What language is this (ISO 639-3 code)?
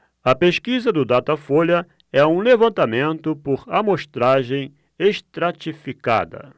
por